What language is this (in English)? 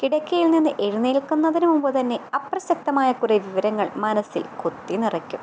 Malayalam